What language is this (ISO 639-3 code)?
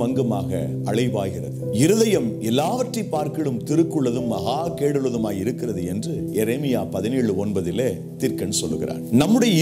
hin